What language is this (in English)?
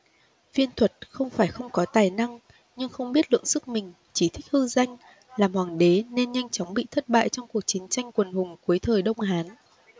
Vietnamese